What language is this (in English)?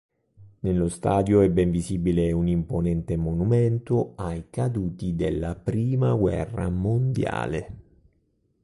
Italian